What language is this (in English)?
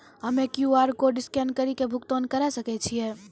Maithili